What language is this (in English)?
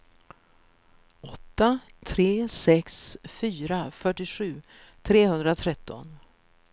Swedish